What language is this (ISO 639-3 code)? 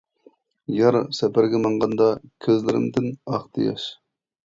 uig